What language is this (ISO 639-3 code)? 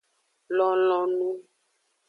ajg